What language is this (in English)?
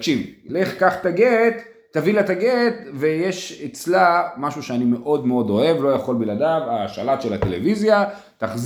Hebrew